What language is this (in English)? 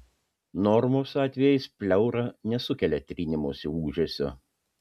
Lithuanian